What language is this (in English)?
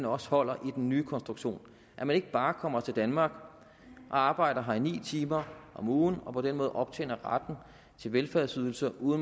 Danish